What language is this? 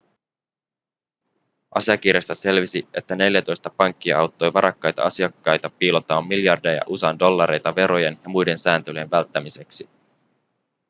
Finnish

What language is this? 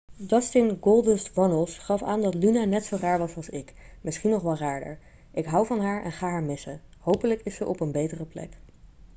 Dutch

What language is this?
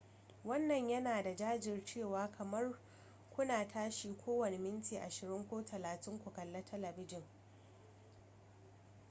Hausa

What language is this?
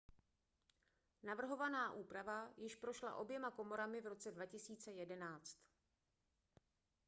Czech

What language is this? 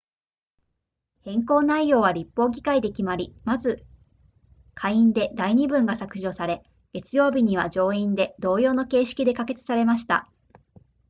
Japanese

